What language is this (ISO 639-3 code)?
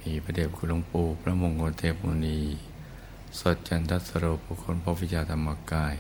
tha